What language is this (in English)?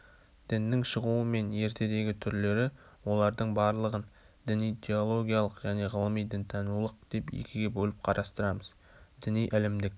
Kazakh